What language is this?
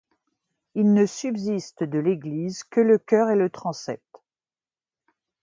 French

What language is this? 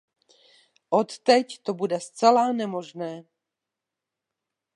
Czech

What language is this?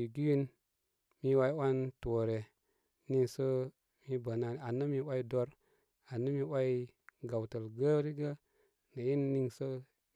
Koma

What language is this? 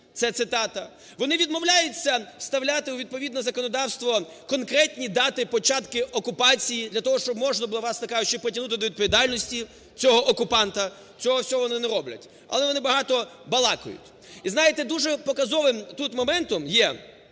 Ukrainian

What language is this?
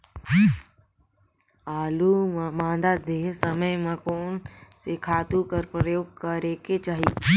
Chhattisgarhi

